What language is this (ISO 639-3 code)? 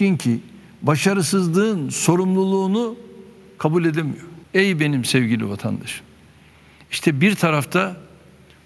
tur